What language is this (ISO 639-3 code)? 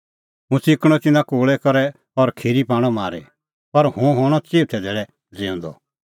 kfx